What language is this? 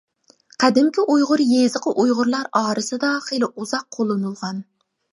Uyghur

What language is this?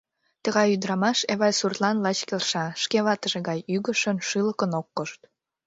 Mari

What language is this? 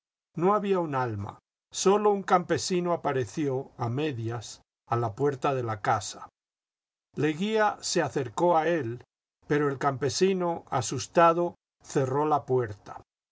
Spanish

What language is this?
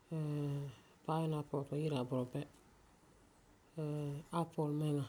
Frafra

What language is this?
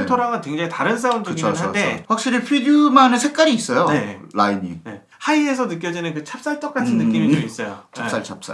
Korean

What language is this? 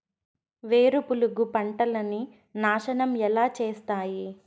Telugu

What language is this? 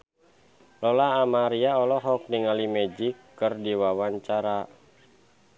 Sundanese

